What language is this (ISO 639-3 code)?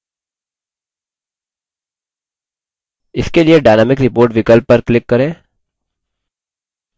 hin